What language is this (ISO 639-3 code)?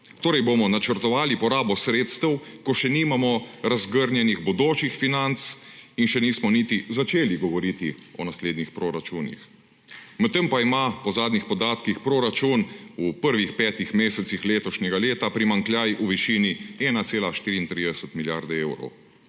slv